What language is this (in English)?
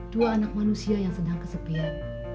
Indonesian